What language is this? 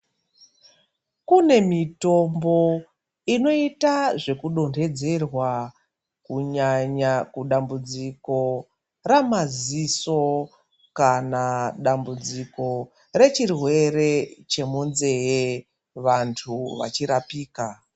Ndau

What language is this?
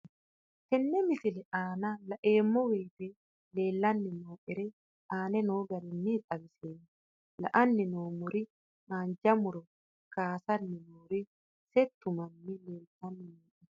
Sidamo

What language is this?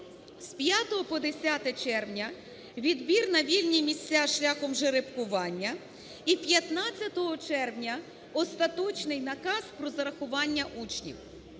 Ukrainian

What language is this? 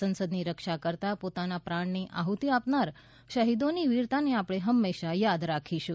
Gujarati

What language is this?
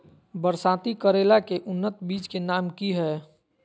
Magahi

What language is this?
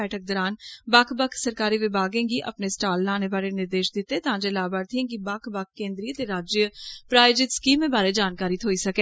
Dogri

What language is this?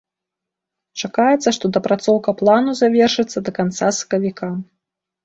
Belarusian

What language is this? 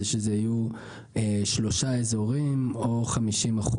Hebrew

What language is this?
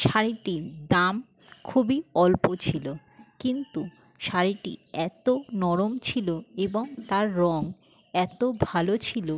Bangla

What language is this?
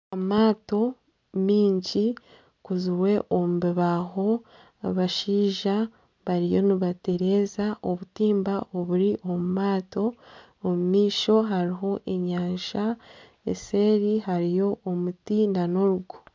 Nyankole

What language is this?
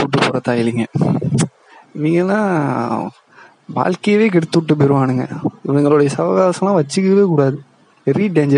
Tamil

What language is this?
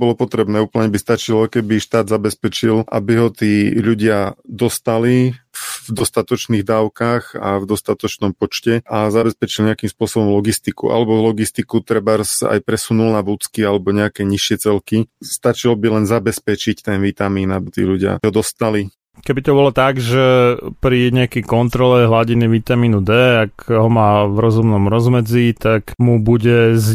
Slovak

